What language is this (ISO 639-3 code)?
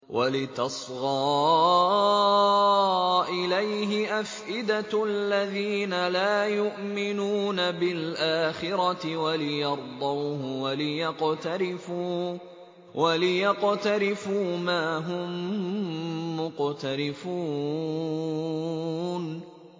ara